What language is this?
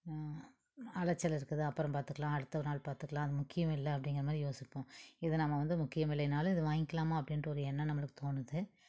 Tamil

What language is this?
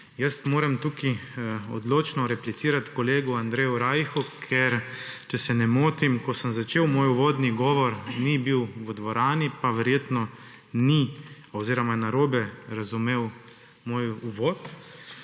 Slovenian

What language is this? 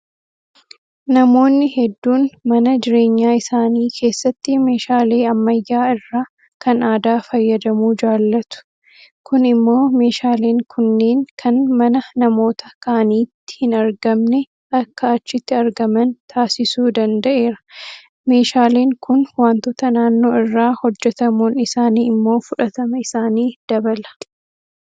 Oromo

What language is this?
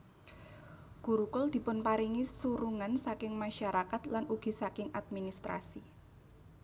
Javanese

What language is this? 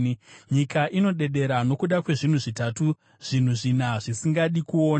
Shona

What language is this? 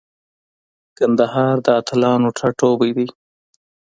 Pashto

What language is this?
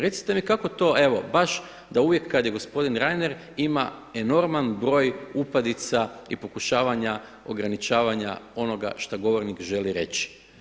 Croatian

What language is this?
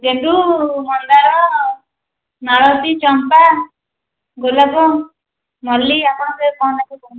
Odia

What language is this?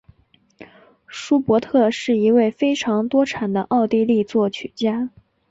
Chinese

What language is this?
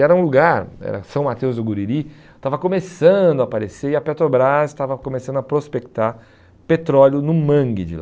Portuguese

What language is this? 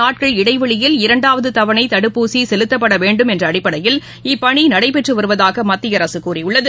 Tamil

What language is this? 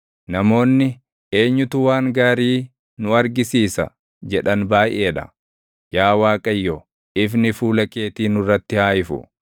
Oromo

